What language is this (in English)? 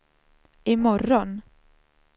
Swedish